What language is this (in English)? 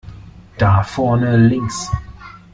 German